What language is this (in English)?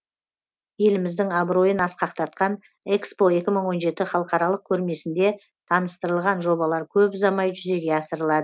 Kazakh